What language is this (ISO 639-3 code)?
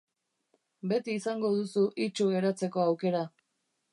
eus